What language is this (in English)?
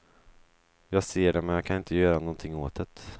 Swedish